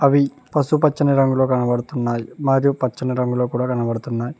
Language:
Telugu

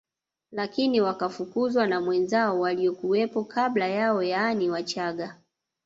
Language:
Swahili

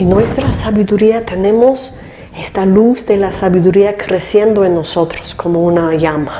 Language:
Spanish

